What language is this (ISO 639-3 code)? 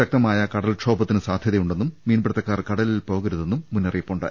mal